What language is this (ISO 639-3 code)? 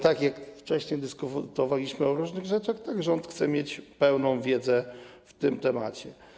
pol